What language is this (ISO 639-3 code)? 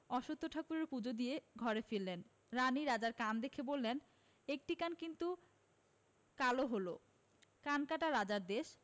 ben